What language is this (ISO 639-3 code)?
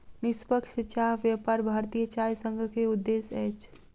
mai